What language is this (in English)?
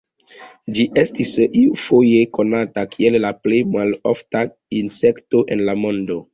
Esperanto